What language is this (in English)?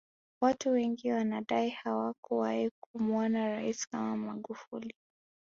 Swahili